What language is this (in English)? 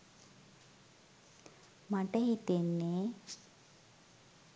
Sinhala